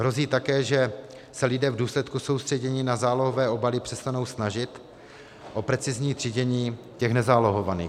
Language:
Czech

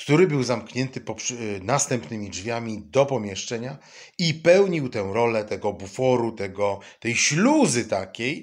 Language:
Polish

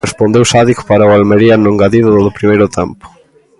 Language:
Galician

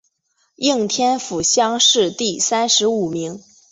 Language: Chinese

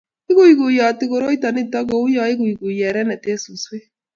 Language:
Kalenjin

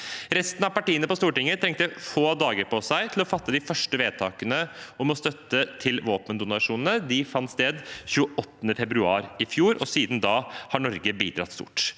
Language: Norwegian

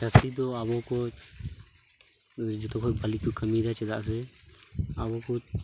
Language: Santali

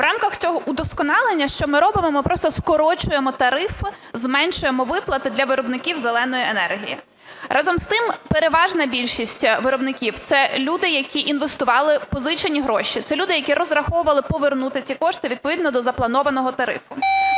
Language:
Ukrainian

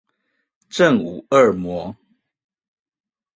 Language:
Chinese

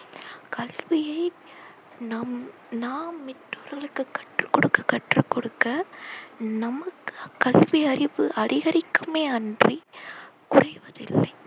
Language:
Tamil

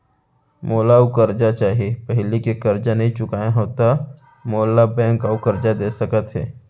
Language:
Chhattisgarhi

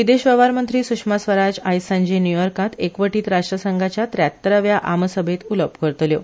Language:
Konkani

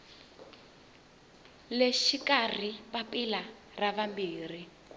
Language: Tsonga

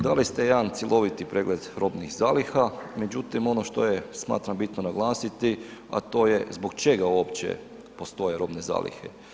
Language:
Croatian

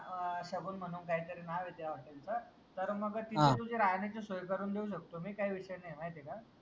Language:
Marathi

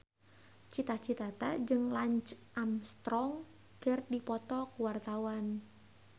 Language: Sundanese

